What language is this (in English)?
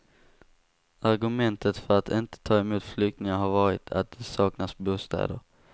Swedish